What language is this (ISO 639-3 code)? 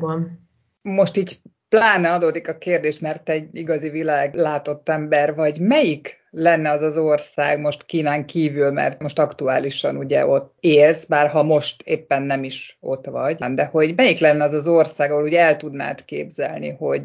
hun